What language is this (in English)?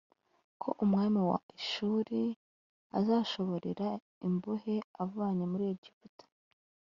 Kinyarwanda